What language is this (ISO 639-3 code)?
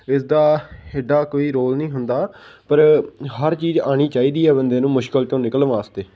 pan